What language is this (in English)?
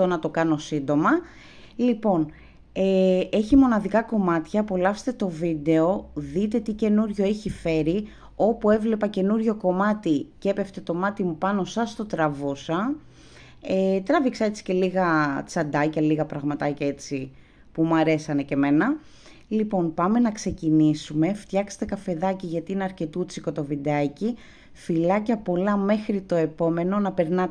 Greek